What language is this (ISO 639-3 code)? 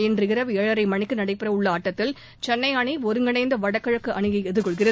tam